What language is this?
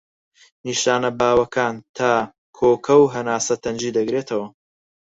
Central Kurdish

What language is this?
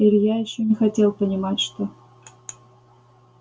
Russian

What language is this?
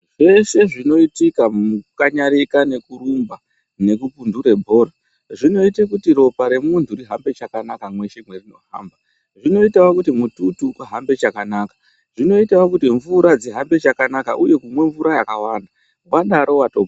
Ndau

